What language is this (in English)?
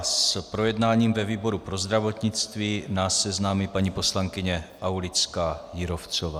Czech